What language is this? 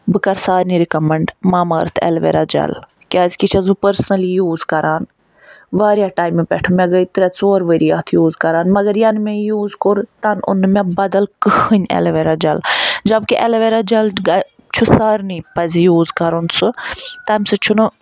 Kashmiri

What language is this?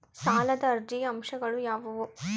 Kannada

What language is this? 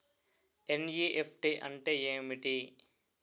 Telugu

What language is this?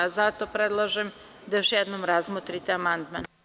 Serbian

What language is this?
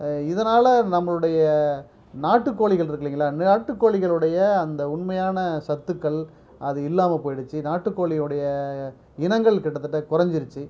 Tamil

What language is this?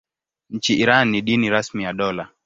Swahili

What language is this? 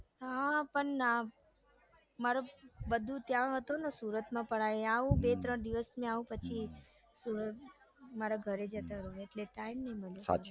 Gujarati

